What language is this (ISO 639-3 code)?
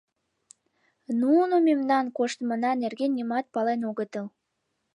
chm